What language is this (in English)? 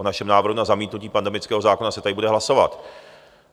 Czech